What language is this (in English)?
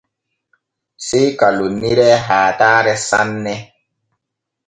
Borgu Fulfulde